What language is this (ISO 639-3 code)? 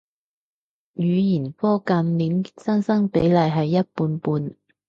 yue